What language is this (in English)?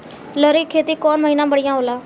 Bhojpuri